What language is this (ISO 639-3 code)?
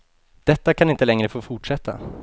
swe